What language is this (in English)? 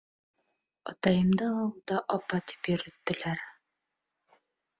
Bashkir